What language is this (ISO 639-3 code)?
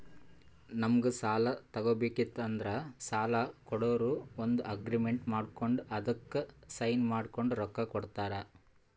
kan